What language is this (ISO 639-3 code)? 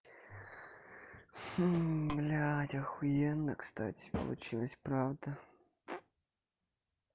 rus